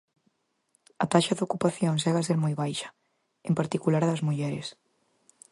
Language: Galician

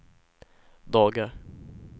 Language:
Swedish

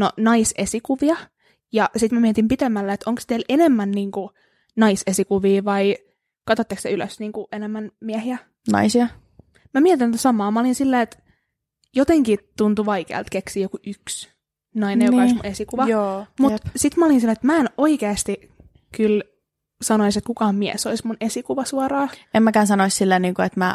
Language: Finnish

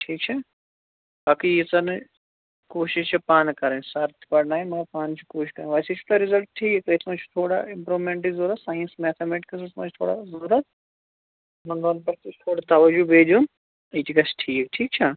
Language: Kashmiri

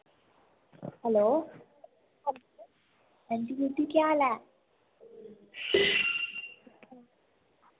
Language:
Dogri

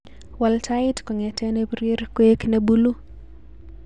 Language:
Kalenjin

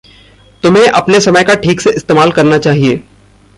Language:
Hindi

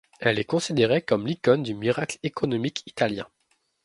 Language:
French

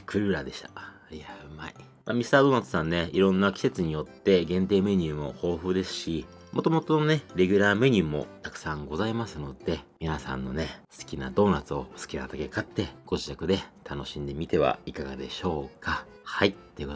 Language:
Japanese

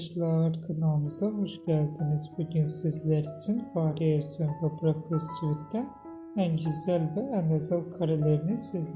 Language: Turkish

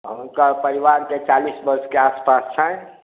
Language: Maithili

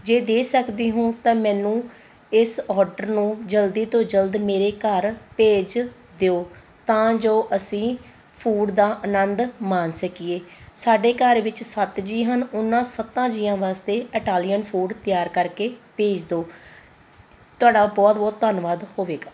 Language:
Punjabi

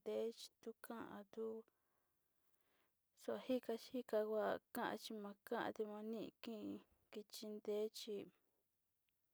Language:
Sinicahua Mixtec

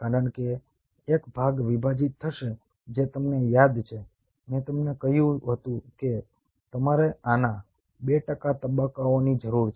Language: Gujarati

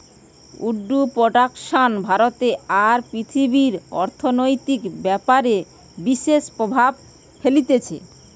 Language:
Bangla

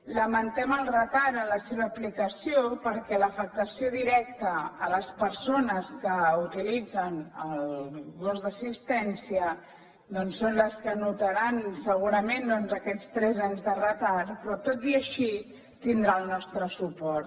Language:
Catalan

